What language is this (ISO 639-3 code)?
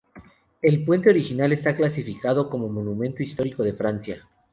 spa